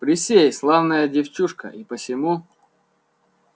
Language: Russian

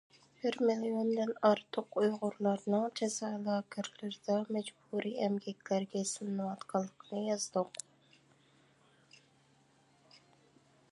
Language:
Uyghur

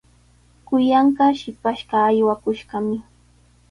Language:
Sihuas Ancash Quechua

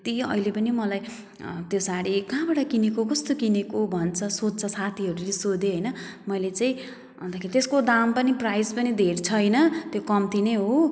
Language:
Nepali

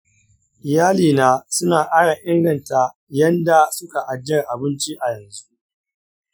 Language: Hausa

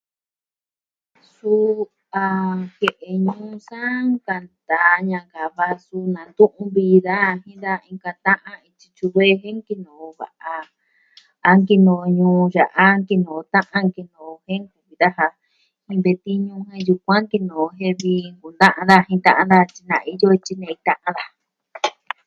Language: Southwestern Tlaxiaco Mixtec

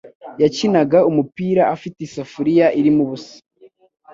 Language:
Kinyarwanda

